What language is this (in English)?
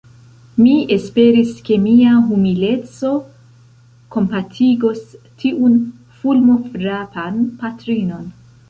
Esperanto